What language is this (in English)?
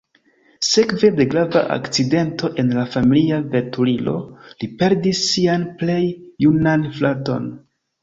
Esperanto